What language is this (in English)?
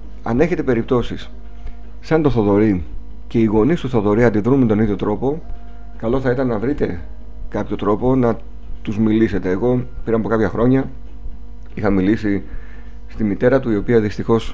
Greek